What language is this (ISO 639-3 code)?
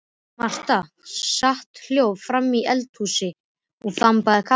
isl